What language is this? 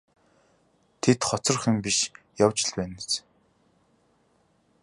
Mongolian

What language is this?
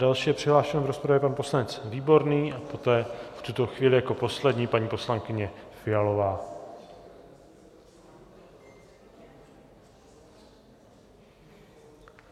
Czech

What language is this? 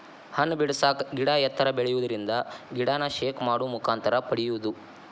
Kannada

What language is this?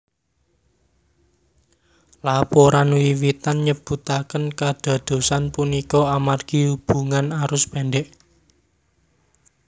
Javanese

